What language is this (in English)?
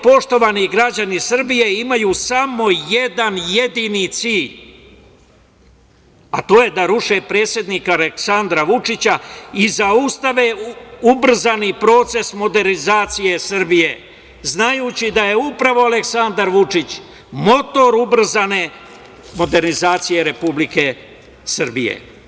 Serbian